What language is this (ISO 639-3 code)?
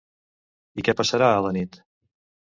cat